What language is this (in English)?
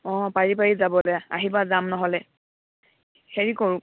Assamese